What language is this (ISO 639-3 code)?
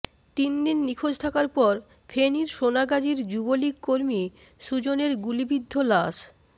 ben